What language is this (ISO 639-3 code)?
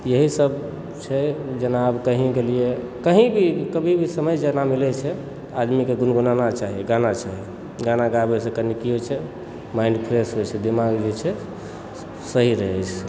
mai